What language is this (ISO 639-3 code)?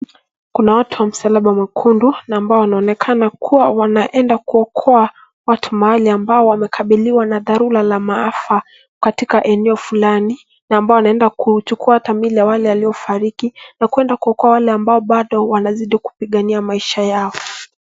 swa